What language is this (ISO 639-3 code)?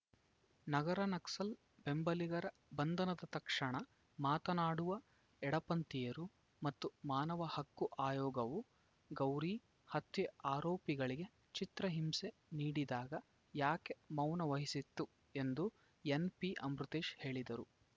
kan